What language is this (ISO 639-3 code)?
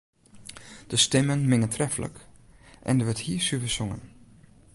fry